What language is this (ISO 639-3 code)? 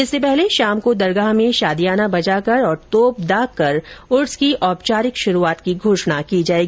hin